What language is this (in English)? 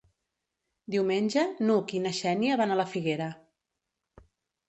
Catalan